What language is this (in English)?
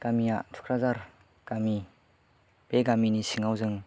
Bodo